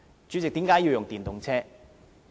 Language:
Cantonese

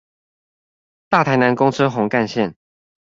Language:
Chinese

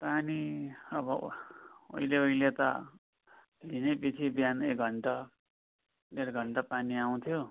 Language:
Nepali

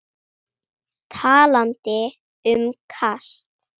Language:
Icelandic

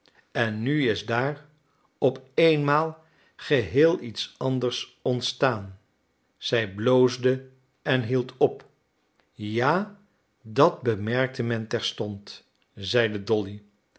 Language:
Dutch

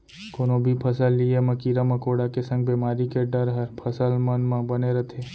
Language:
Chhattisgarhi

